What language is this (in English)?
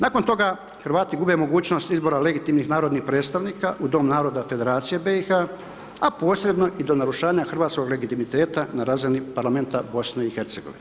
Croatian